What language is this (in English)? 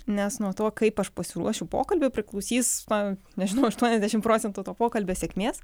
Lithuanian